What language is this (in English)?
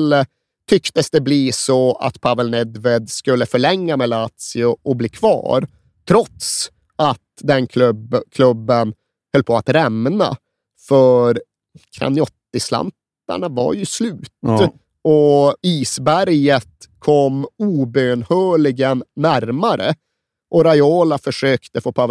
Swedish